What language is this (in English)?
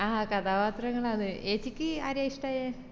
Malayalam